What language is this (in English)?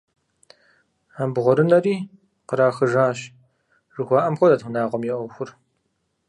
Kabardian